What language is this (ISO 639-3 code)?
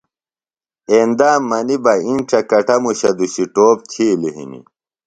phl